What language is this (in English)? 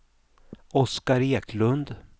Swedish